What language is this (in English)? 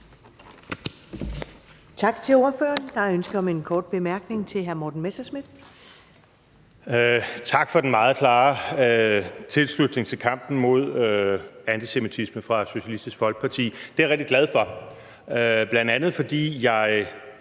Danish